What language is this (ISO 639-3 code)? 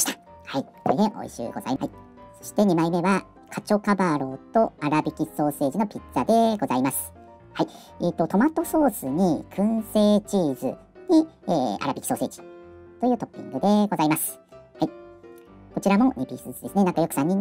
jpn